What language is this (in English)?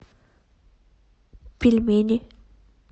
Russian